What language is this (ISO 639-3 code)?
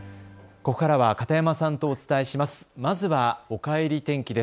jpn